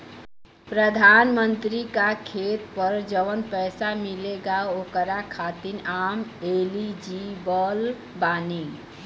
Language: Bhojpuri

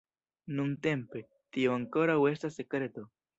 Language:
Esperanto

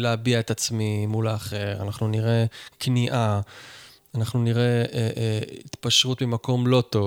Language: Hebrew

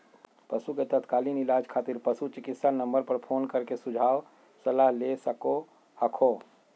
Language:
Magahi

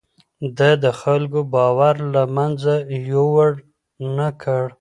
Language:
Pashto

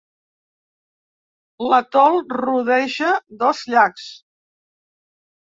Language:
Catalan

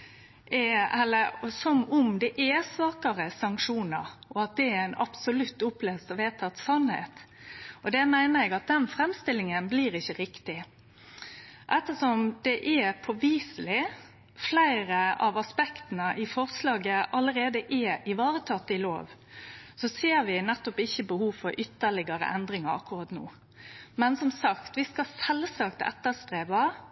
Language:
Norwegian Nynorsk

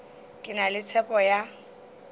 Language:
Northern Sotho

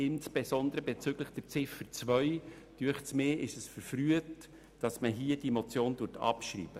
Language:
Swiss German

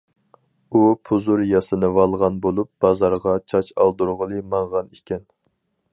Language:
Uyghur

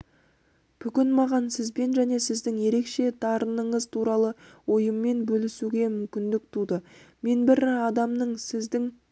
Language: Kazakh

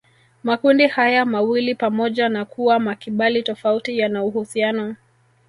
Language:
Swahili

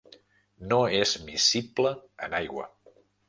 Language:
Catalan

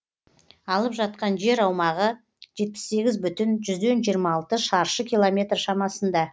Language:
Kazakh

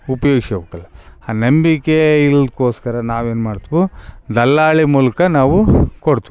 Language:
Kannada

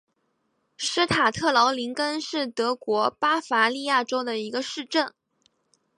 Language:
Chinese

